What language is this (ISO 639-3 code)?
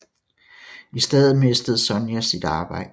dan